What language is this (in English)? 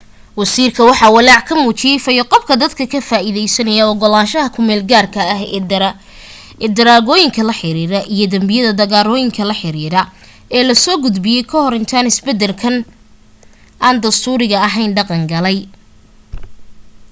Somali